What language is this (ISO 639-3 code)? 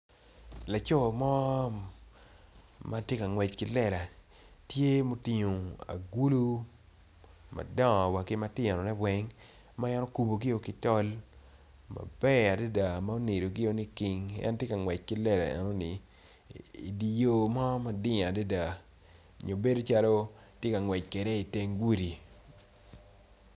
ach